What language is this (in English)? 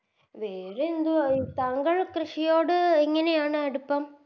Malayalam